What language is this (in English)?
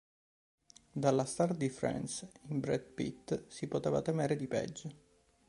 Italian